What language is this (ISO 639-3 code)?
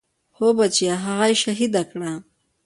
pus